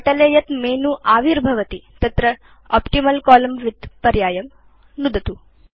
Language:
Sanskrit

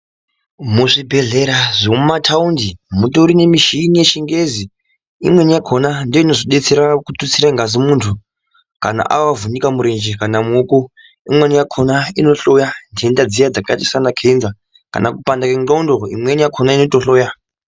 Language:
Ndau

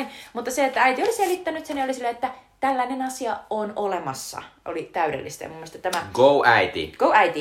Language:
Finnish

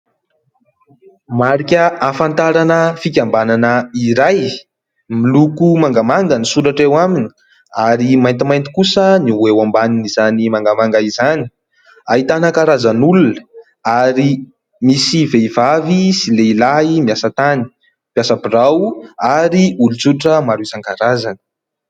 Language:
Malagasy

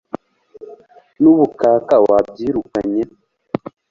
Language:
Kinyarwanda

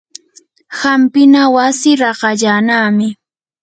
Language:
Yanahuanca Pasco Quechua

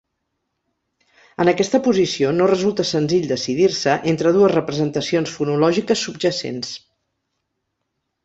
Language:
Catalan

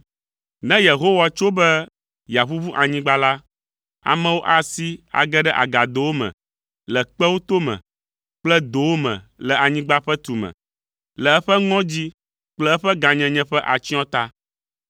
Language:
Ewe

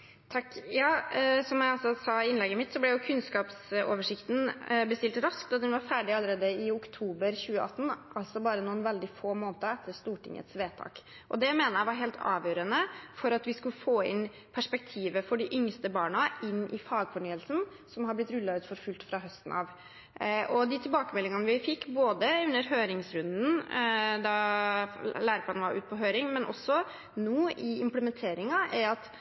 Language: Norwegian Bokmål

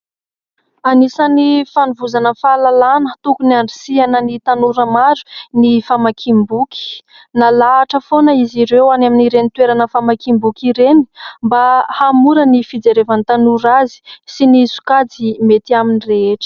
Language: Malagasy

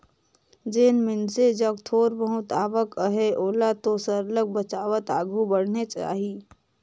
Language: Chhattisgarhi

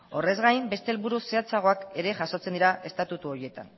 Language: Basque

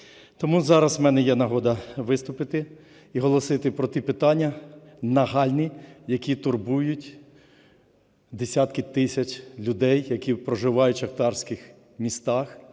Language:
Ukrainian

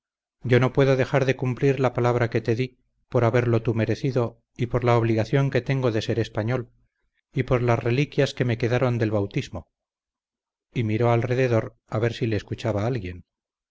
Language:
Spanish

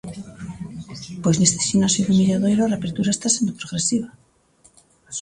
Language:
Galician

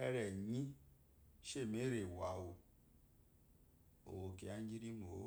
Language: Eloyi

